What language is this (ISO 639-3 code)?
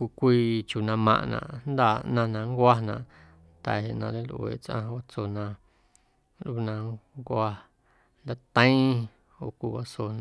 amu